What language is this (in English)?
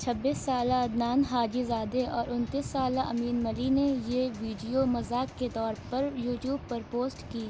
Urdu